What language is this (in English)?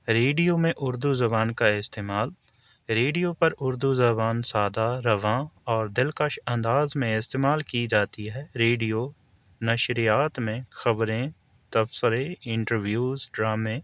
Urdu